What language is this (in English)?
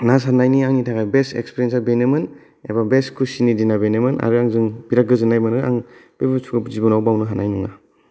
Bodo